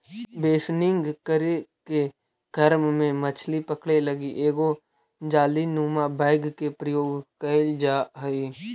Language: Magahi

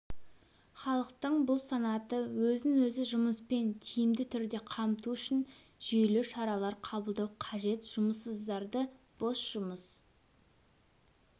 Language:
Kazakh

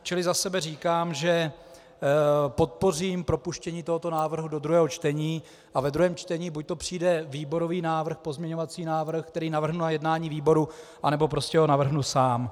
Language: Czech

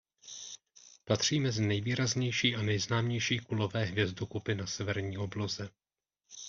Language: Czech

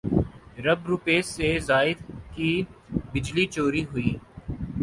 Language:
Urdu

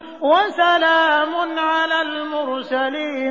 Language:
Arabic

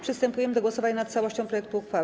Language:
Polish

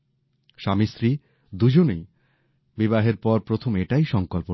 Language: Bangla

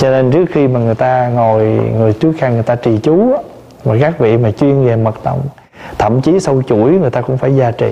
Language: Vietnamese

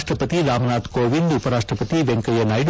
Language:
Kannada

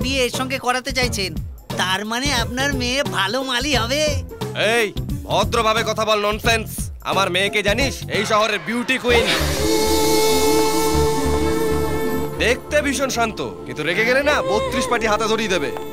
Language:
Hindi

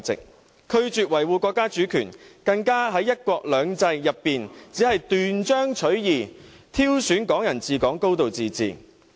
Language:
Cantonese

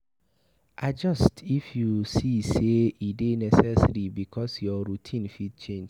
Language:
Nigerian Pidgin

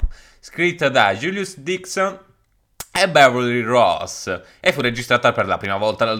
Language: Italian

